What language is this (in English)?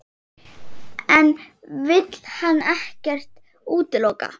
Icelandic